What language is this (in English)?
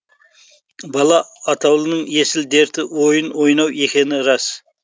Kazakh